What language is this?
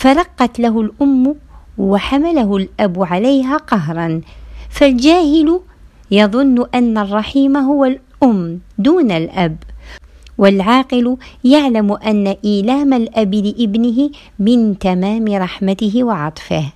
Arabic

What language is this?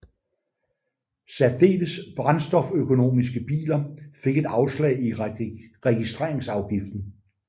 Danish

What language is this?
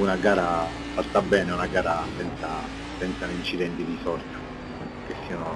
Italian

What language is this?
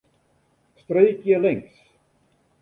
Western Frisian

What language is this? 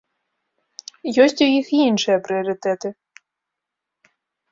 Belarusian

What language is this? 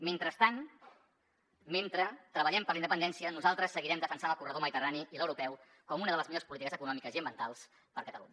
Catalan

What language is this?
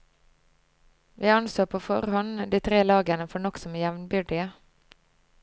Norwegian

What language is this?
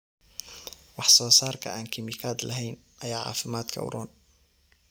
Somali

